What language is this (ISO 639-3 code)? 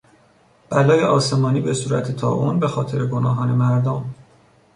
fas